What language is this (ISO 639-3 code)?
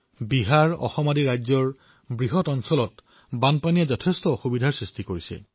asm